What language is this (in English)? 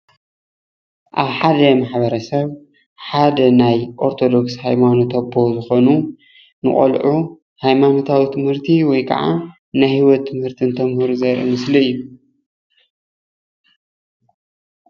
Tigrinya